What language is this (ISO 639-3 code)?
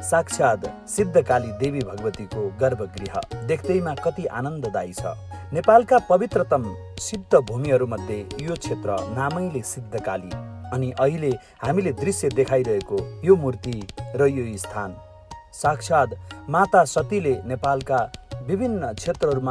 vie